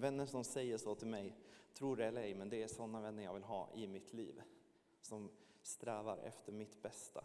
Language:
Swedish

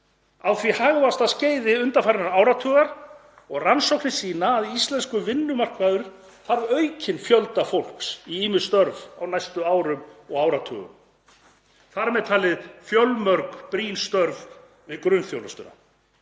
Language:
Icelandic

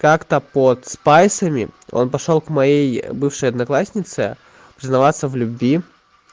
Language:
Russian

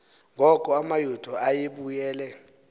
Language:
Xhosa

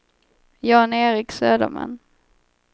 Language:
Swedish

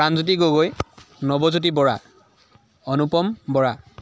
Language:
Assamese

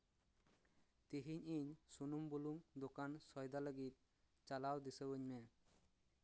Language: Santali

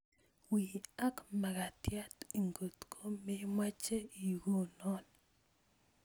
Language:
Kalenjin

